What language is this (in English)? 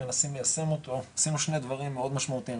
Hebrew